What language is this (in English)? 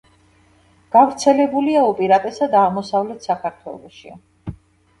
Georgian